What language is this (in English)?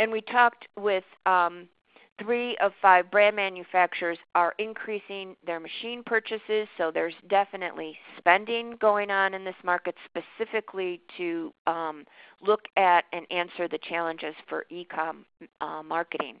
English